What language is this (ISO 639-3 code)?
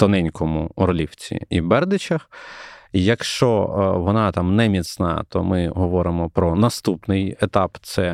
ukr